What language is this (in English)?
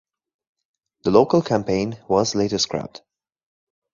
English